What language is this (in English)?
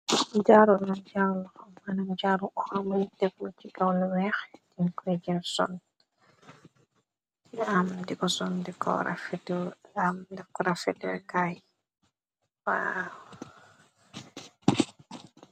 Wolof